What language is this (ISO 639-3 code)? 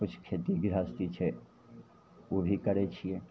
mai